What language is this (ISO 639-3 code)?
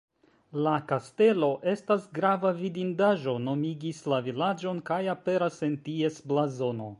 epo